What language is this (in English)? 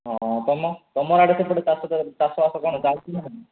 Odia